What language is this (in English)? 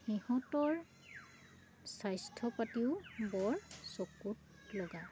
Assamese